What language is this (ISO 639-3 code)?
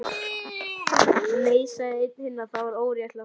isl